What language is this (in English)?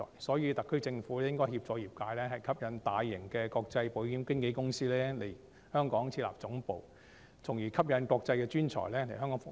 Cantonese